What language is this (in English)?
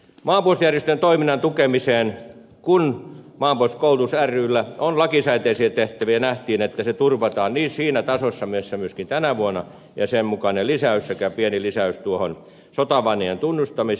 Finnish